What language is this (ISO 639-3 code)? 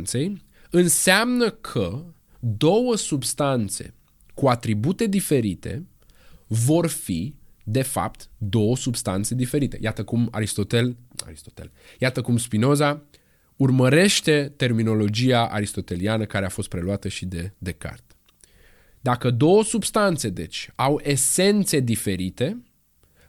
ron